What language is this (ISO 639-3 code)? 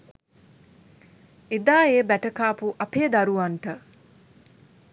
sin